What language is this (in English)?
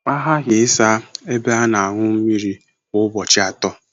Igbo